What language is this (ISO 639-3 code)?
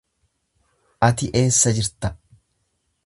orm